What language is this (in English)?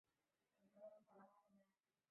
Chinese